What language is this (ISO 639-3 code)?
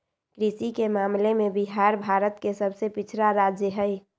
mag